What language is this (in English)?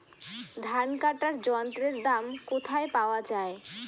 Bangla